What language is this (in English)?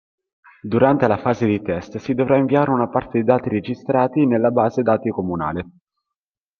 Italian